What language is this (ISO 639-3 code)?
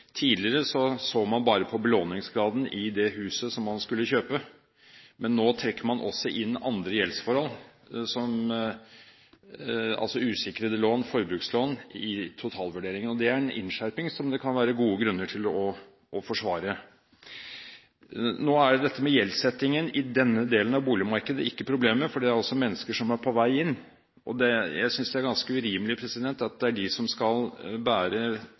nob